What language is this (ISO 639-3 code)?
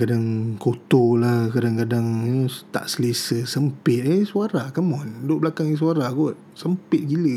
msa